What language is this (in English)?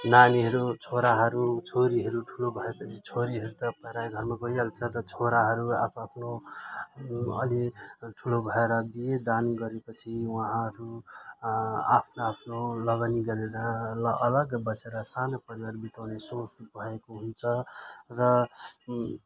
Nepali